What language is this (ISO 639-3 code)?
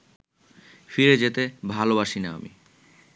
ben